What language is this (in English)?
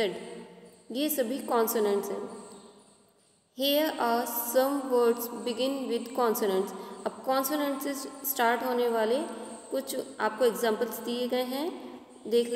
Hindi